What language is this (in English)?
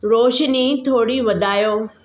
Sindhi